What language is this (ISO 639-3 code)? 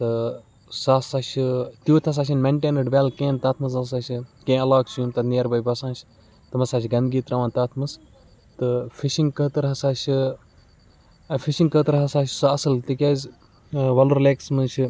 kas